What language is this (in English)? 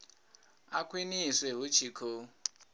Venda